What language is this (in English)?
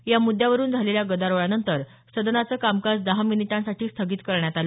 Marathi